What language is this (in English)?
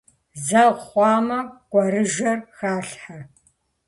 Kabardian